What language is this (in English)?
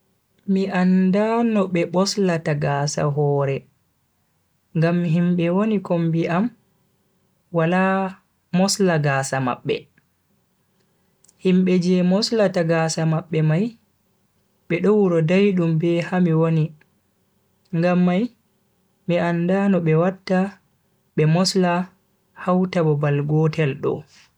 Bagirmi Fulfulde